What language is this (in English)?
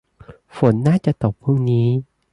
Thai